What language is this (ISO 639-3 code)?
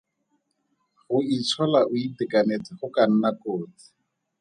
tsn